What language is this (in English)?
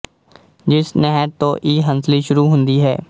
Punjabi